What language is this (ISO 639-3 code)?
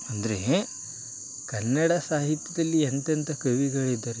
kan